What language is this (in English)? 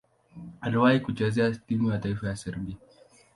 Swahili